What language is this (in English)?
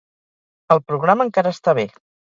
Catalan